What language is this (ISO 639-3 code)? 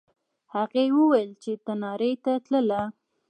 pus